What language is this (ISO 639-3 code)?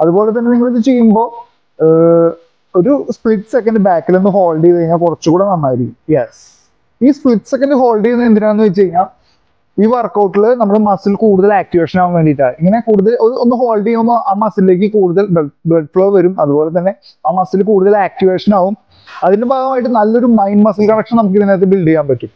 mal